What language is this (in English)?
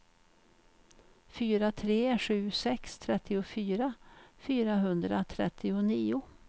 Swedish